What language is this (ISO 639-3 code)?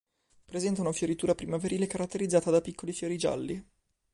ita